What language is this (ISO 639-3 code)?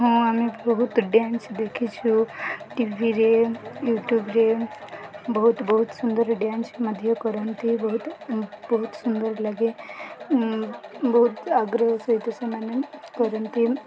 ori